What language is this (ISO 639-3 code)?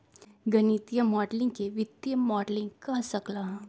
mag